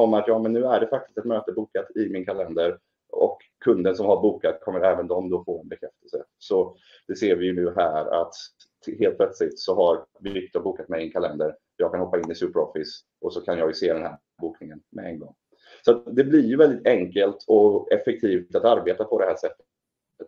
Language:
Swedish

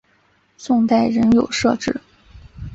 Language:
Chinese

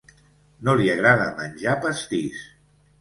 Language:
Catalan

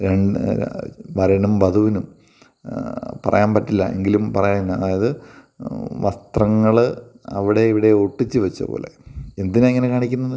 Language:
Malayalam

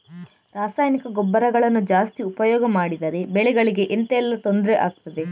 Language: Kannada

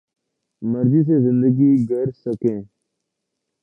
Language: Urdu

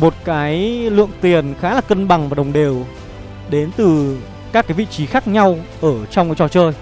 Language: Vietnamese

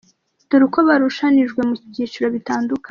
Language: Kinyarwanda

